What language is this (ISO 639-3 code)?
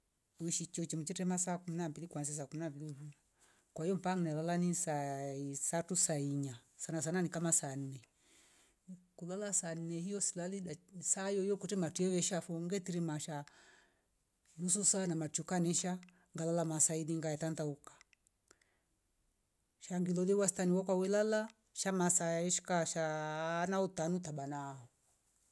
rof